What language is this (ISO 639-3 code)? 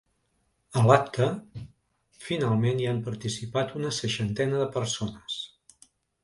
cat